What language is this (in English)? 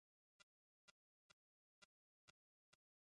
Bangla